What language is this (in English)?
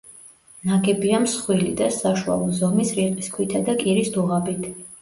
Georgian